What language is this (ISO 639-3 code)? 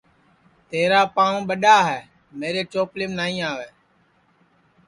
ssi